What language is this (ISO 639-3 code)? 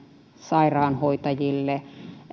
fin